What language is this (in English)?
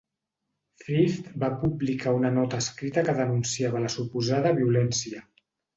Catalan